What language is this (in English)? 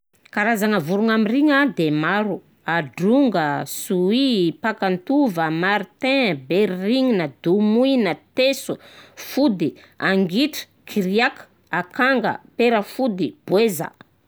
Southern Betsimisaraka Malagasy